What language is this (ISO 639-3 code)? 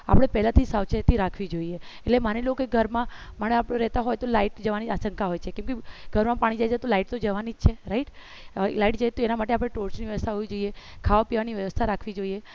guj